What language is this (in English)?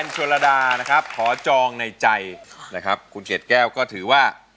Thai